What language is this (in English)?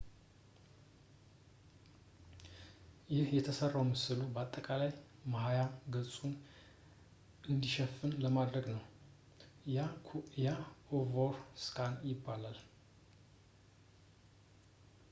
Amharic